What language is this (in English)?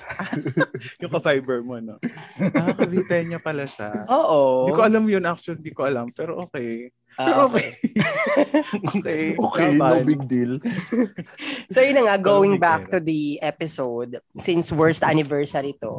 Filipino